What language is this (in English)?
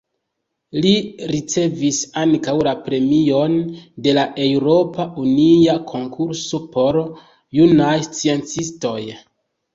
Esperanto